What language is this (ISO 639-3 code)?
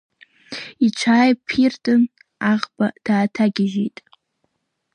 abk